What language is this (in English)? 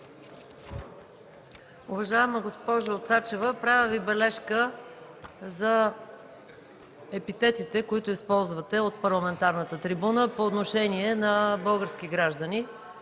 Bulgarian